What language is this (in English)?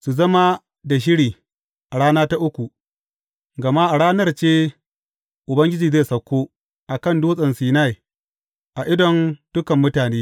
Hausa